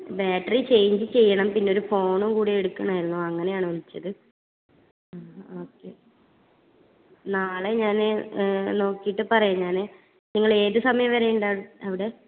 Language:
Malayalam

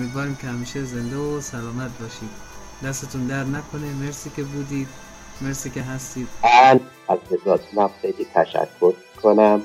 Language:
Persian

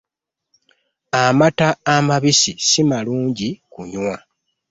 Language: Ganda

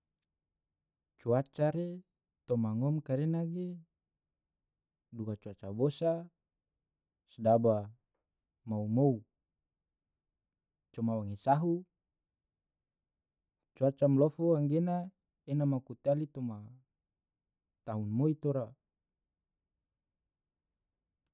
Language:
Tidore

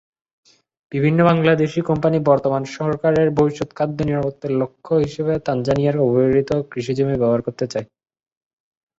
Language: Bangla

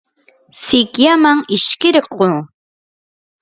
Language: Yanahuanca Pasco Quechua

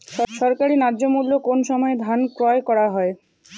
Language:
Bangla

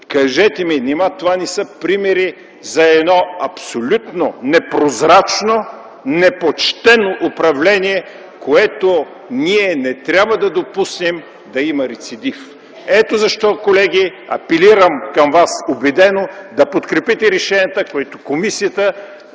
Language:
Bulgarian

